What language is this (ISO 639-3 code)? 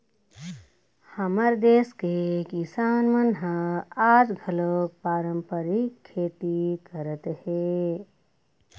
hne